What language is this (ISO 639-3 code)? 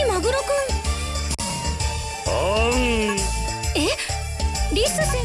jpn